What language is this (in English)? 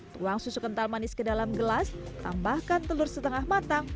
Indonesian